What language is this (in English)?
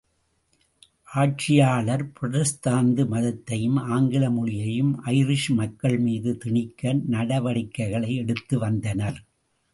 Tamil